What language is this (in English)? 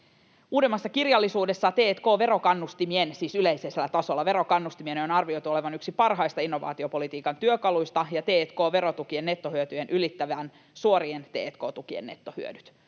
Finnish